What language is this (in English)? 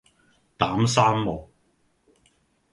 Cantonese